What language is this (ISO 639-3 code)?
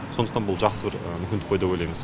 kaz